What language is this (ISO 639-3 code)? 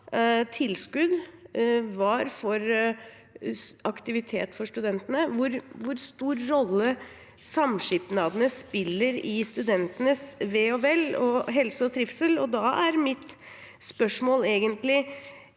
nor